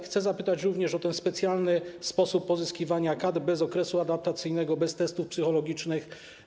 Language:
Polish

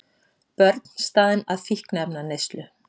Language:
Icelandic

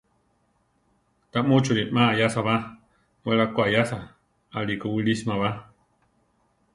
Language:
Central Tarahumara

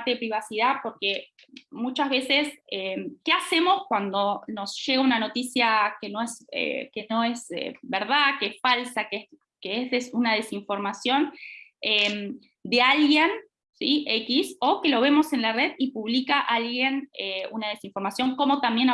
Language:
Spanish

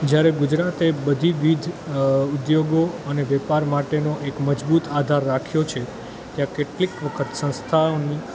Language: Gujarati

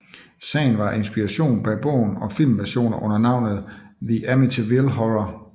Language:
Danish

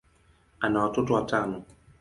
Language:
Swahili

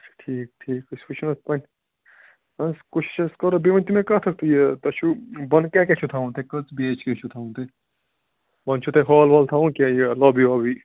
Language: Kashmiri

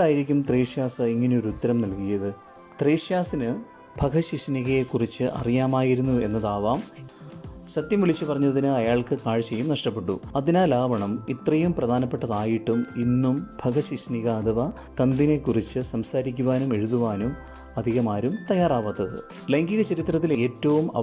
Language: Malayalam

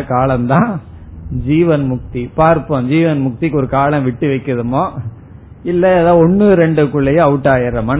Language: Tamil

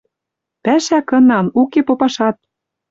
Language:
Western Mari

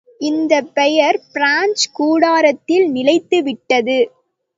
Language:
Tamil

